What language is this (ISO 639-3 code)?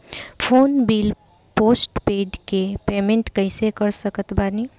bho